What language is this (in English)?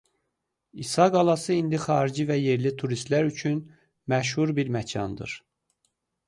Azerbaijani